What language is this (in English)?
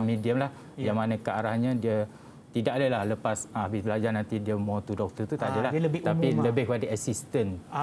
Malay